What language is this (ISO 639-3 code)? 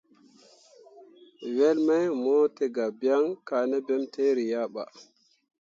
mua